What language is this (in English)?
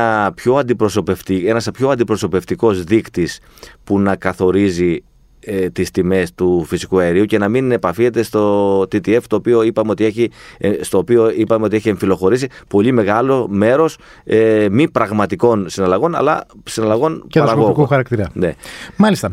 Greek